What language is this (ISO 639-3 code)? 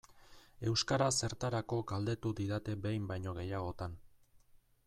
eus